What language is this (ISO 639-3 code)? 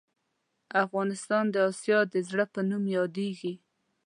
pus